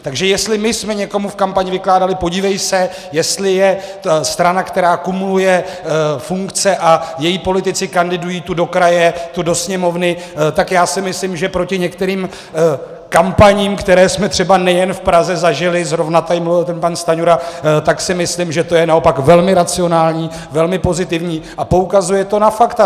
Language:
Czech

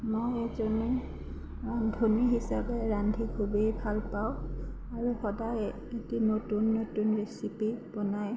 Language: Assamese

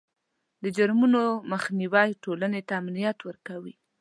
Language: Pashto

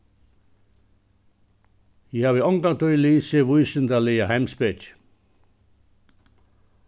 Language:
Faroese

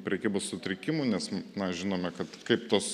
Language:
Lithuanian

